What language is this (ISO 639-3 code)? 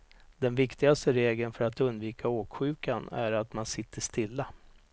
swe